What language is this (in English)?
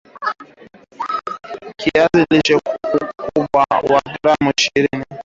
Swahili